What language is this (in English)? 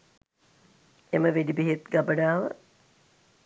Sinhala